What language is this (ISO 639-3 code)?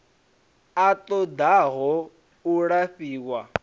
ven